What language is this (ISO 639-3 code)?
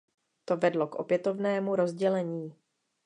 ces